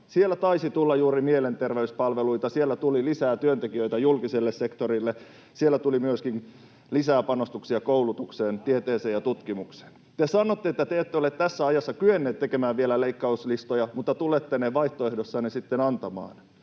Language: Finnish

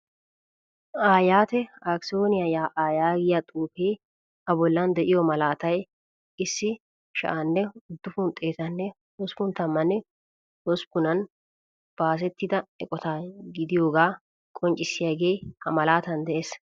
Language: Wolaytta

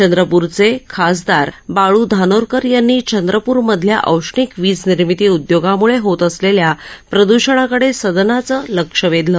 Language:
Marathi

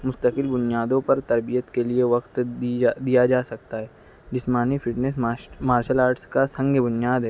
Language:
Urdu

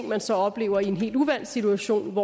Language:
Danish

